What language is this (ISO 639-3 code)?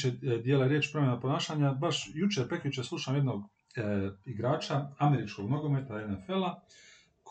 hrv